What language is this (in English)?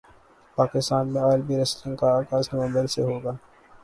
Urdu